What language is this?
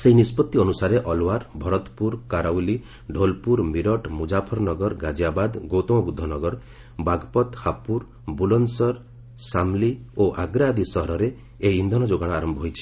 Odia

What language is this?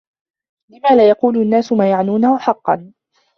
Arabic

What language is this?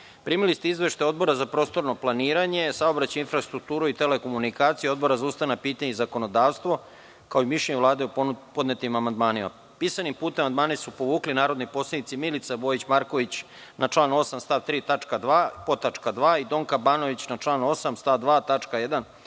Serbian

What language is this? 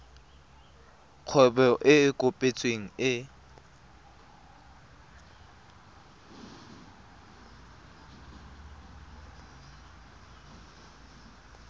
Tswana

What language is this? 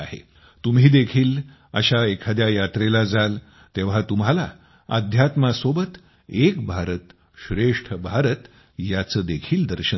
Marathi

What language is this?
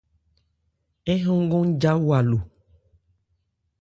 Ebrié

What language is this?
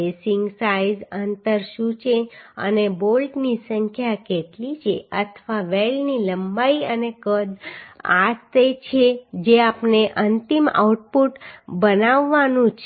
Gujarati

